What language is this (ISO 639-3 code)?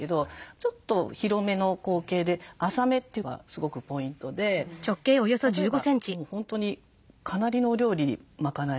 jpn